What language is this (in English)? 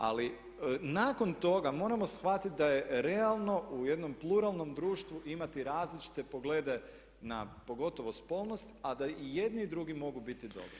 Croatian